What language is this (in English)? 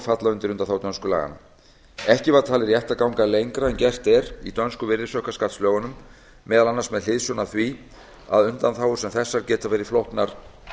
Icelandic